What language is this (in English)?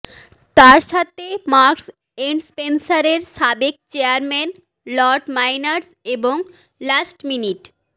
Bangla